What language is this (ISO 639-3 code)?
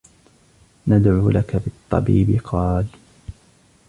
ara